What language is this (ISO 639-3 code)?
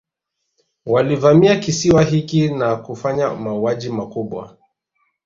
swa